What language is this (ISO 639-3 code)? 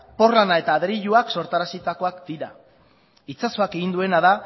eus